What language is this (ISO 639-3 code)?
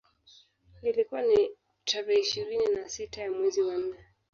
swa